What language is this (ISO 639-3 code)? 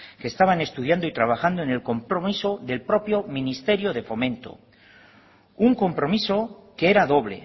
spa